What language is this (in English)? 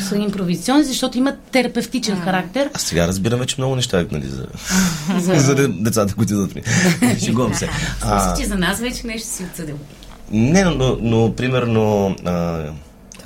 Bulgarian